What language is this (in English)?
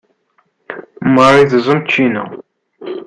Kabyle